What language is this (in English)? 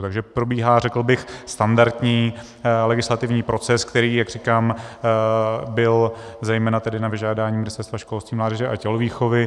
Czech